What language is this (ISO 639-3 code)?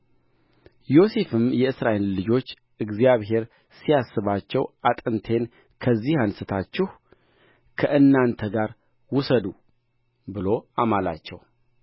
amh